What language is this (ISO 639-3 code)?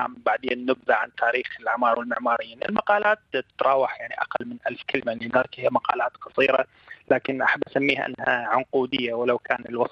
ara